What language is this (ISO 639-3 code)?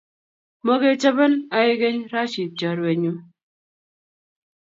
kln